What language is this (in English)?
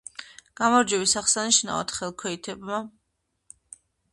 Georgian